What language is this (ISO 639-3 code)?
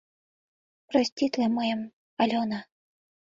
chm